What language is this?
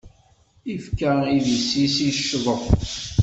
Kabyle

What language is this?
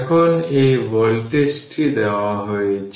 Bangla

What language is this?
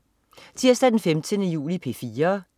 Danish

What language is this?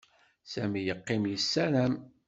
Kabyle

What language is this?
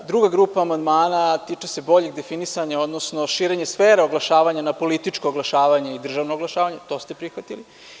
Serbian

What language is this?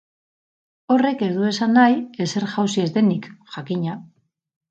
Basque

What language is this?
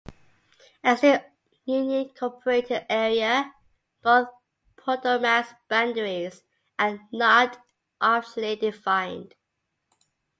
English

